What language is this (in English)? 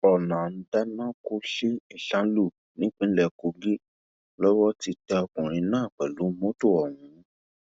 Yoruba